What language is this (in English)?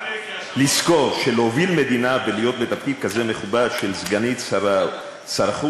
Hebrew